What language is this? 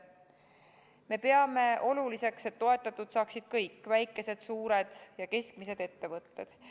Estonian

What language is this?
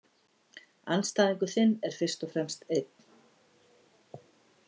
Icelandic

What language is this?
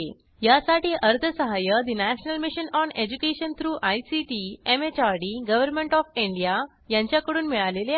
Marathi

